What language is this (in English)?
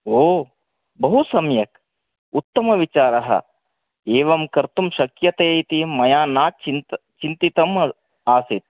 Sanskrit